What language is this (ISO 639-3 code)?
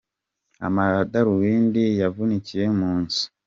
kin